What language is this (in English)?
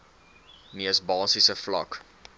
Afrikaans